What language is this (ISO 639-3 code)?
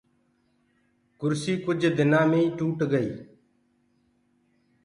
ggg